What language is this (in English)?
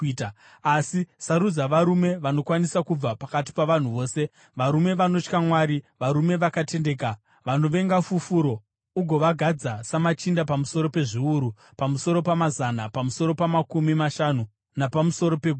Shona